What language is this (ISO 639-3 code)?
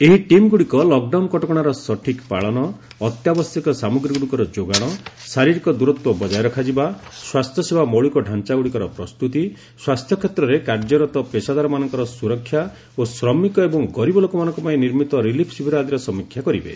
ori